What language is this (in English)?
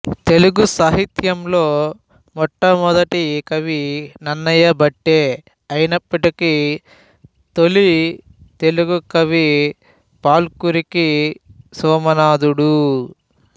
Telugu